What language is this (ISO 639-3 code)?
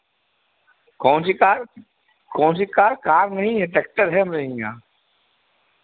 hin